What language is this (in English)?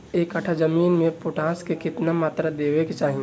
Bhojpuri